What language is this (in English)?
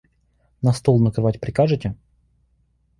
Russian